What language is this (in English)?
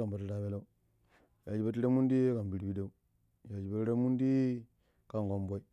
Pero